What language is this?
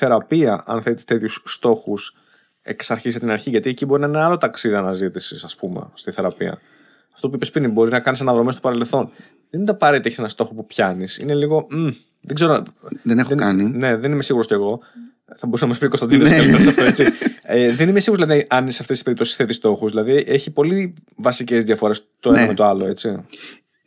Greek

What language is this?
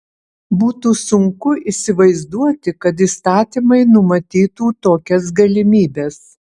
Lithuanian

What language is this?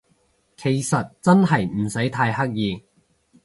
Cantonese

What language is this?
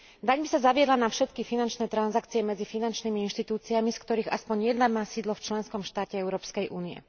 Slovak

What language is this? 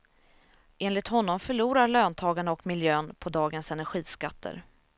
Swedish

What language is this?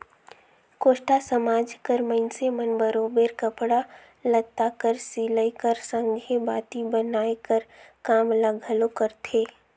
Chhattisgarhi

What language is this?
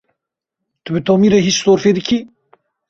Kurdish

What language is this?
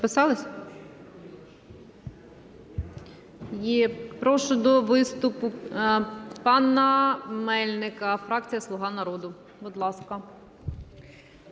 Ukrainian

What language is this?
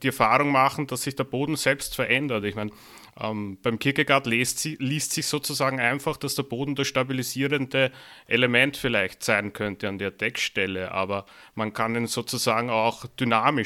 German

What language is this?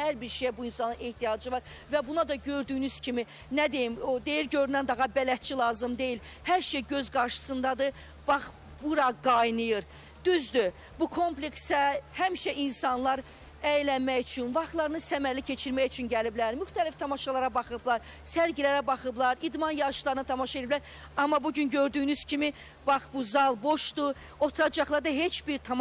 Turkish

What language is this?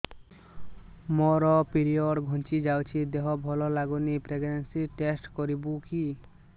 Odia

